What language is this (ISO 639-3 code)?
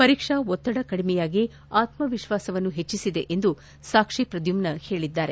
kan